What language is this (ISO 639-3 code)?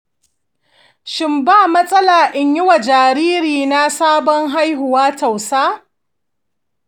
hau